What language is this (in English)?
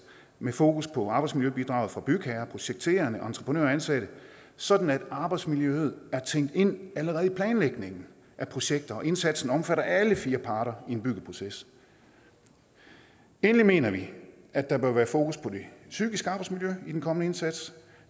Danish